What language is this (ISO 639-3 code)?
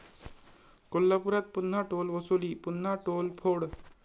mar